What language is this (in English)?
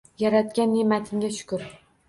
Uzbek